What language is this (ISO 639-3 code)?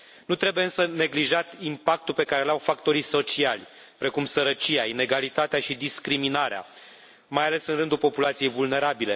ron